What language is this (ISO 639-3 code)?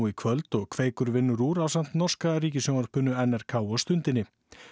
isl